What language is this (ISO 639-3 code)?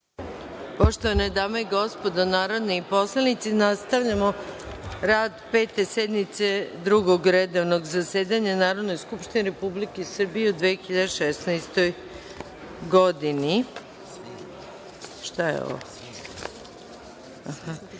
srp